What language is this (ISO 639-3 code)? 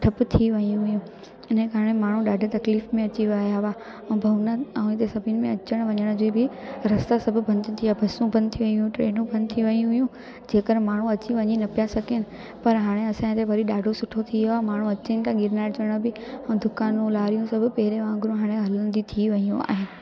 snd